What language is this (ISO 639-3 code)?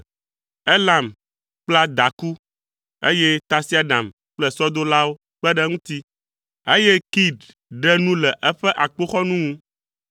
ewe